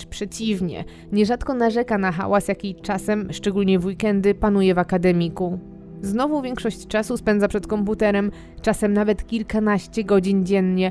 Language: Polish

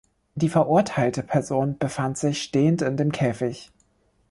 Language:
German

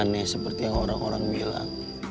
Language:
Indonesian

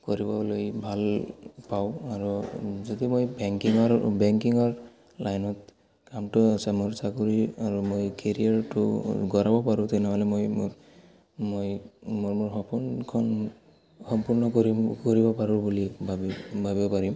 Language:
Assamese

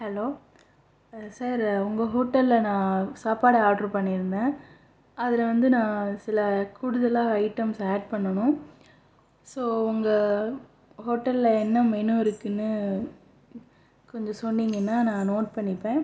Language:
Tamil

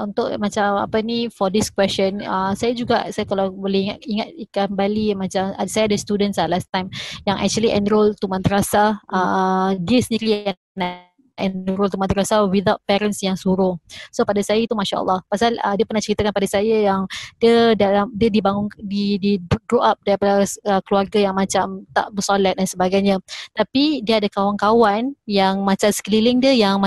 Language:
Malay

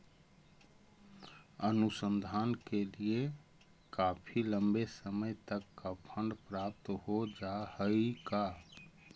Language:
Magahi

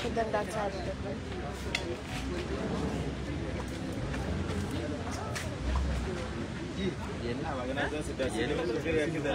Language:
Arabic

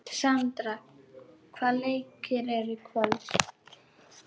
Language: Icelandic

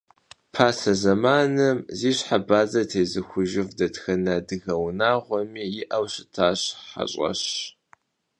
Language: Kabardian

